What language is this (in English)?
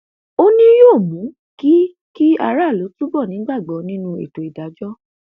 Yoruba